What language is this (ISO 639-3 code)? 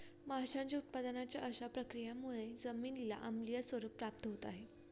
mar